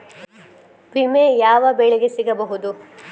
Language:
Kannada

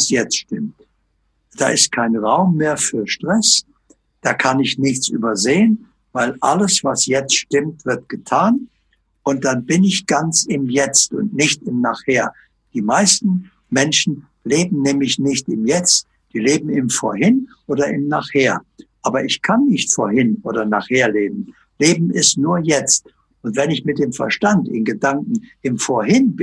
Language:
German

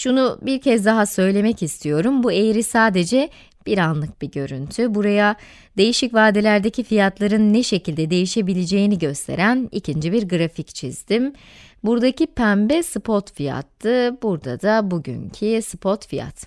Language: Turkish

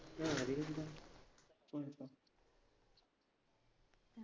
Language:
Malayalam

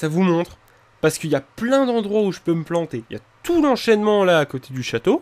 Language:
French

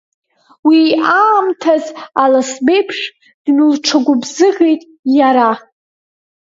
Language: Abkhazian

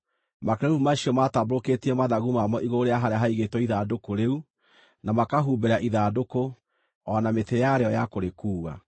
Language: Kikuyu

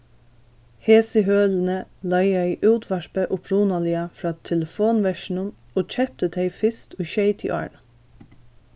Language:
Faroese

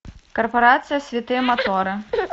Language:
Russian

